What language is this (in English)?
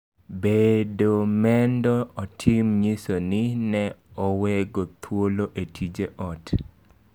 Luo (Kenya and Tanzania)